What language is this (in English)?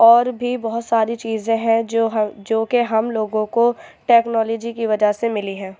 Urdu